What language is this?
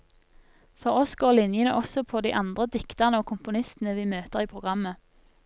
Norwegian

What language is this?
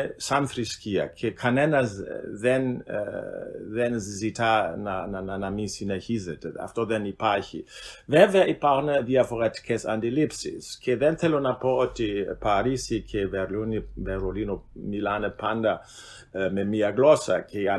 Greek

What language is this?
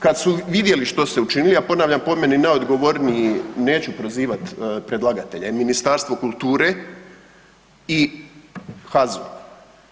Croatian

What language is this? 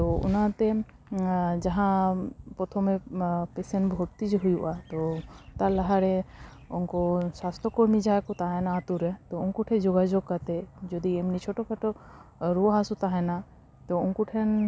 Santali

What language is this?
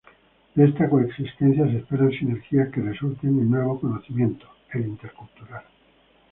Spanish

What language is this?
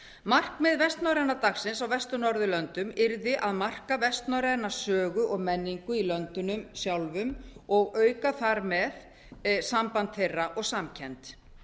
Icelandic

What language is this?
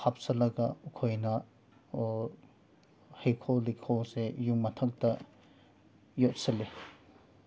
Manipuri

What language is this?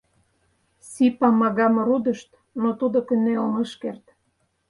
Mari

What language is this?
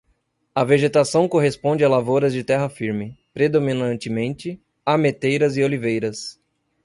Portuguese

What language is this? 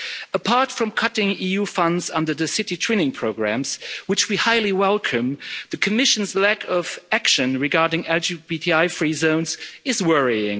English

